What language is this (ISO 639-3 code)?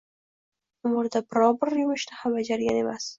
uzb